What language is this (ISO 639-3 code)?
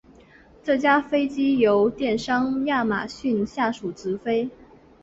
zho